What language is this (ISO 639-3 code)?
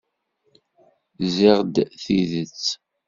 kab